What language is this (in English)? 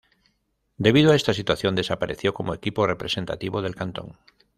Spanish